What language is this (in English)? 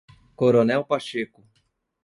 Portuguese